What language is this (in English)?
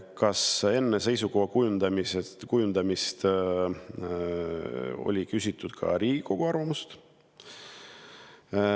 Estonian